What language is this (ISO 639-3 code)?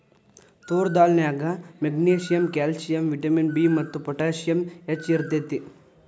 kan